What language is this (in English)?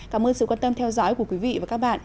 Vietnamese